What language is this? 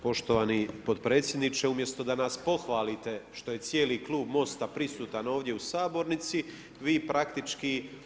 Croatian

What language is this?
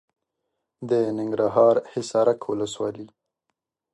Pashto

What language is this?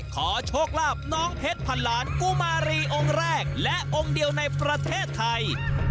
Thai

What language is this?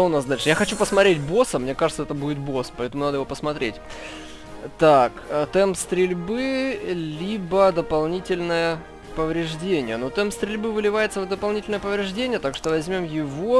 Russian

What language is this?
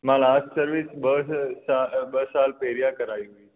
Sindhi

